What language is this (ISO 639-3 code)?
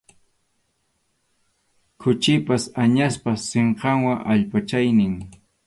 qxu